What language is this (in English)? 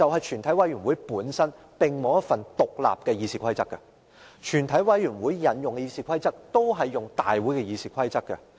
Cantonese